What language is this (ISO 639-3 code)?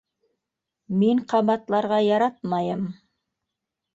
bak